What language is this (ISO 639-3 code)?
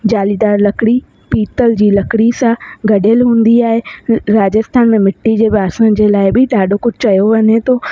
snd